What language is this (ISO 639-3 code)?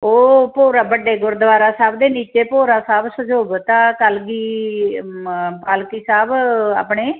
pan